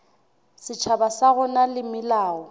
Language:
Southern Sotho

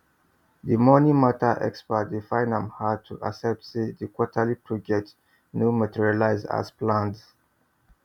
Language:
Nigerian Pidgin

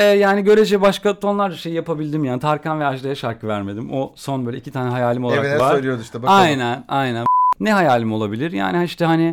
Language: Turkish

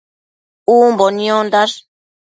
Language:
Matsés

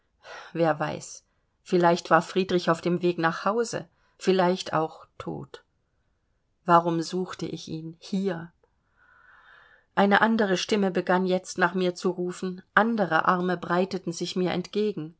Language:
German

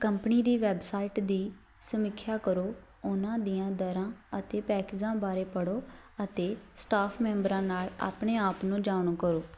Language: Punjabi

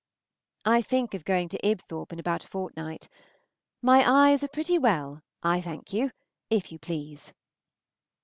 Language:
English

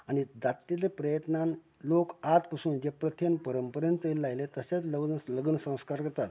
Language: Konkani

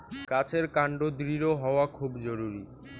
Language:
Bangla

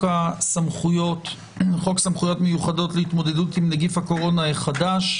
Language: Hebrew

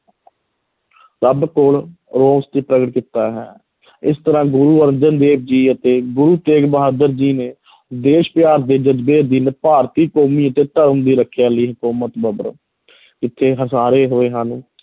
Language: Punjabi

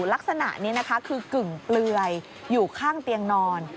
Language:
Thai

